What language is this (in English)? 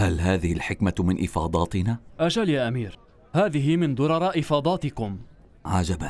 Arabic